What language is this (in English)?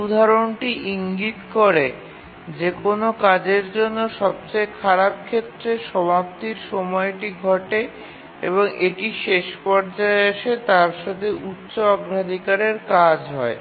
Bangla